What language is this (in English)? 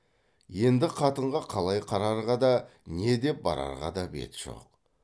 Kazakh